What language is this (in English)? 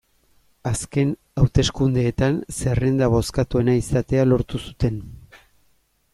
Basque